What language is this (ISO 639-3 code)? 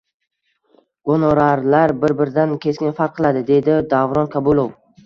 uzb